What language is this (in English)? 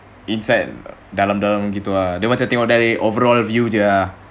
English